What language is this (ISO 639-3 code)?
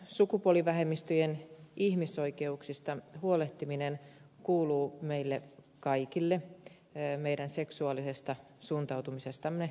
fin